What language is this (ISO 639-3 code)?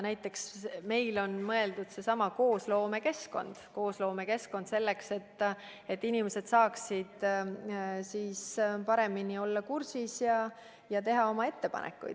est